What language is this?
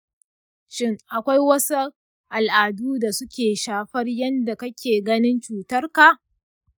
Hausa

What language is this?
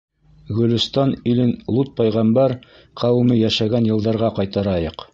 Bashkir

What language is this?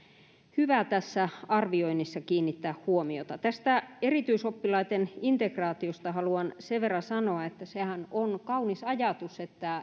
Finnish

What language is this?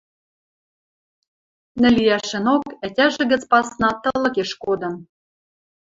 Western Mari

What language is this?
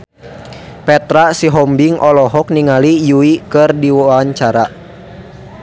Sundanese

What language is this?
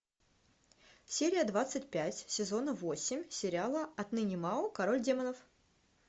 Russian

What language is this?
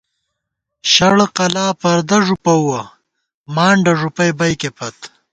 Gawar-Bati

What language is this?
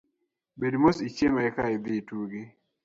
Luo (Kenya and Tanzania)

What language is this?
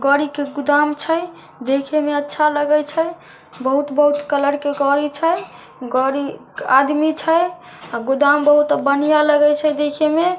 Magahi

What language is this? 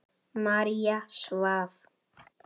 Icelandic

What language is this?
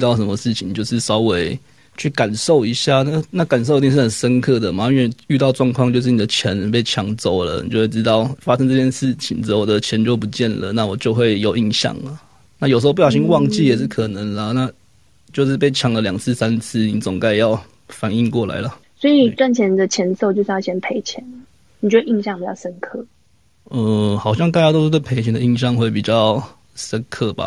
Chinese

